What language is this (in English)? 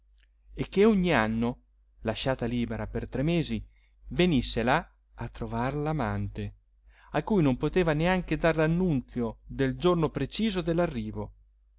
Italian